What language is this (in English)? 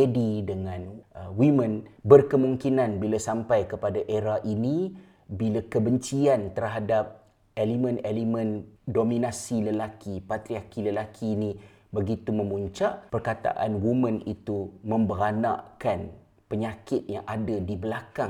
Malay